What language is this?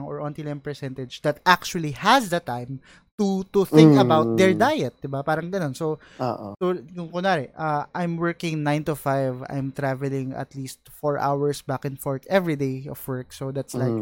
Filipino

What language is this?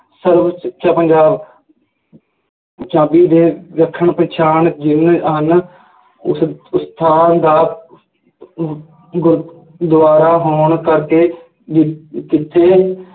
Punjabi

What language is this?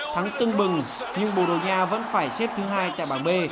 Vietnamese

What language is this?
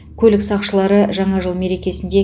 Kazakh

